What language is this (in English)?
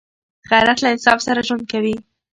Pashto